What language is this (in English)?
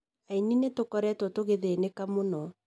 Kikuyu